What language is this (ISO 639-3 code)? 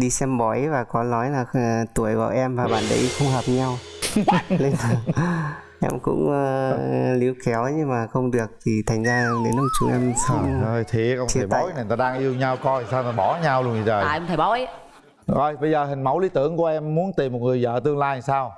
vie